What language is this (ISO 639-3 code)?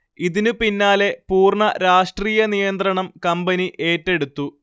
mal